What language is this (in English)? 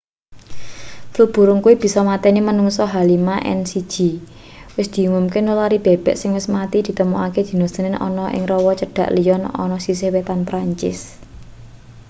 Javanese